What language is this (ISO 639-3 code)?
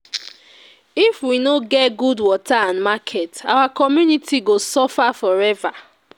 pcm